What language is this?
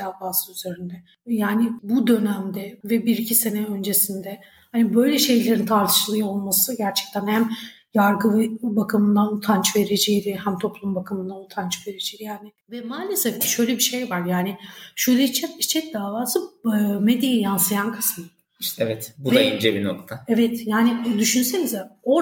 Turkish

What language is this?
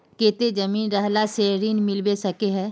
Magahi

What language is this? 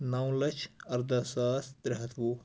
Kashmiri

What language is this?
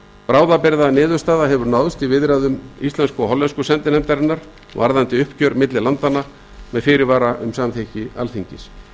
Icelandic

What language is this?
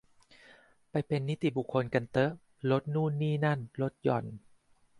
Thai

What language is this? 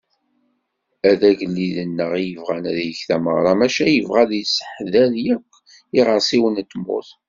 Kabyle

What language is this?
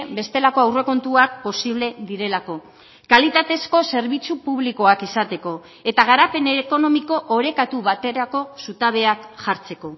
Basque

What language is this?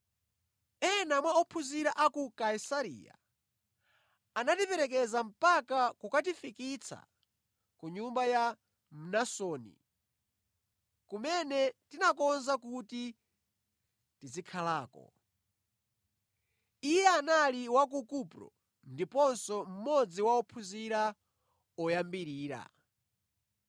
Nyanja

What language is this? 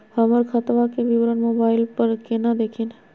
Magahi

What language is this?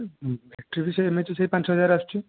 Odia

